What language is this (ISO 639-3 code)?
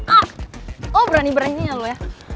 ind